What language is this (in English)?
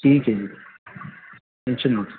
Urdu